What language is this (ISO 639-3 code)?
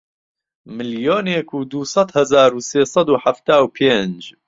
ckb